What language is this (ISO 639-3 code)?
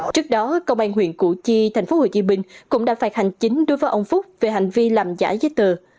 vie